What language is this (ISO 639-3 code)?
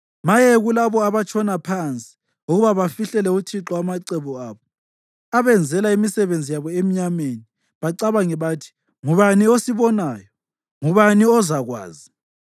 nde